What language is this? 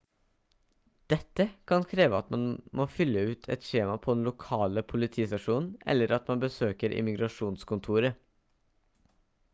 Norwegian Bokmål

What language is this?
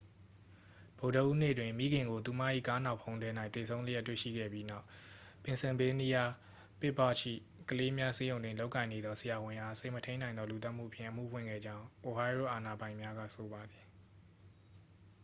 Burmese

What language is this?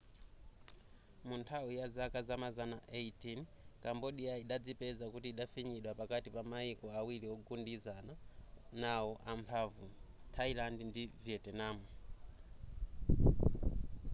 Nyanja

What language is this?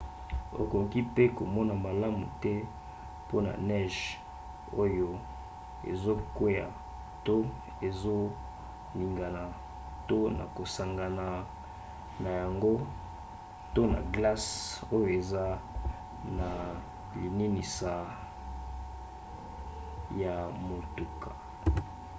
Lingala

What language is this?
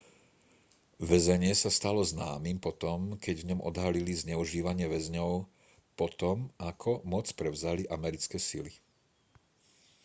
Slovak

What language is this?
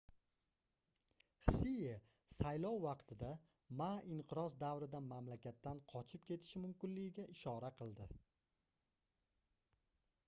Uzbek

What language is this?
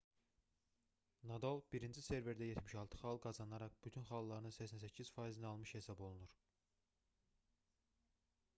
Azerbaijani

